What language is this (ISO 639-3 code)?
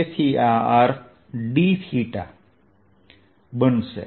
guj